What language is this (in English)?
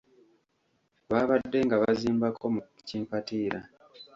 Ganda